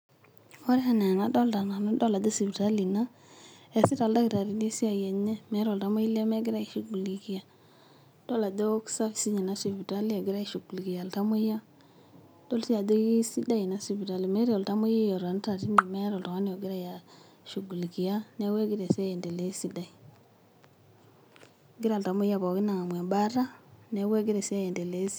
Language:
Masai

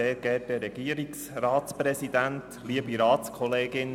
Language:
Swiss German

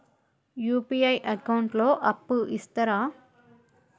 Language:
Telugu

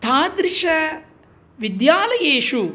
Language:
Sanskrit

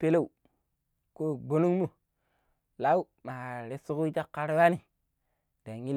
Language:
Pero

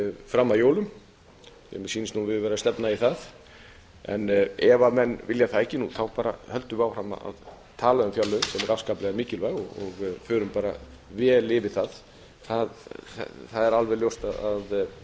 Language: Icelandic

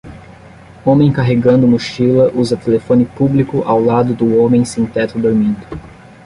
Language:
Portuguese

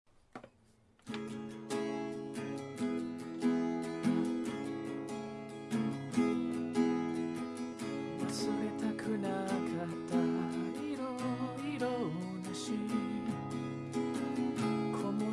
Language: Japanese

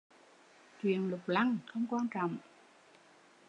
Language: Vietnamese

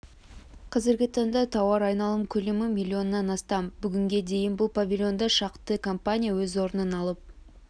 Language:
Kazakh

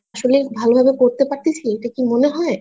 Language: Bangla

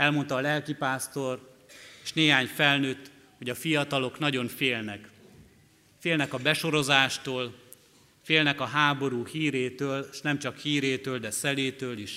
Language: Hungarian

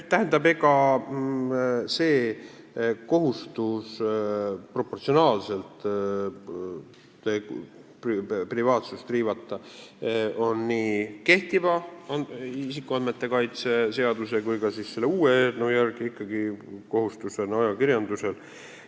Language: Estonian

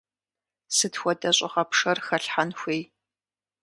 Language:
Kabardian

